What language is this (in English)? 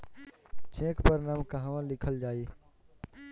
Bhojpuri